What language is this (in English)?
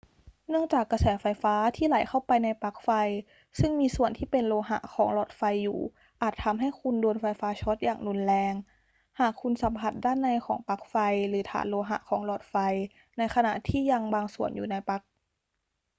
Thai